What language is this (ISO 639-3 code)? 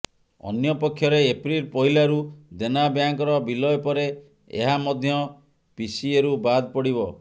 ori